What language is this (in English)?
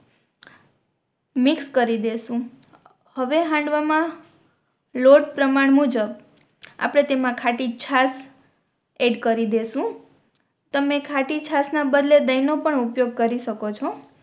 Gujarati